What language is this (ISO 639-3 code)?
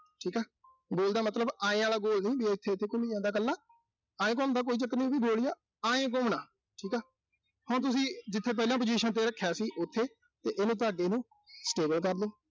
pan